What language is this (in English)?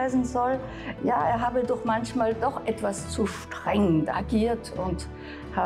German